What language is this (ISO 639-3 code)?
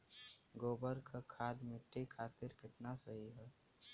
bho